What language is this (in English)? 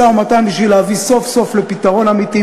Hebrew